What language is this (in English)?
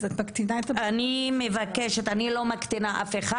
Hebrew